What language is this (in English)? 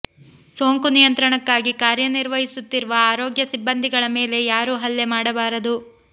Kannada